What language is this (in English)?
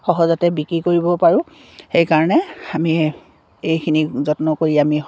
Assamese